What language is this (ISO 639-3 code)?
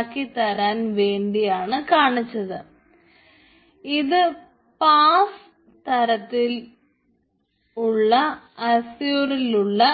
mal